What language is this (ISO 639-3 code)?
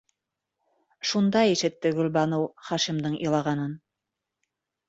bak